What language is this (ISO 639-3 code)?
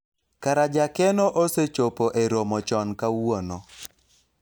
luo